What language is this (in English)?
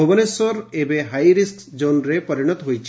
Odia